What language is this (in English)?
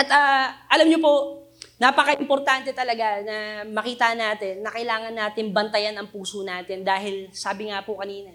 Filipino